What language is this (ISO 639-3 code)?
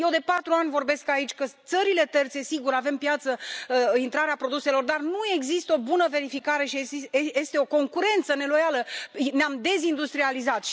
ron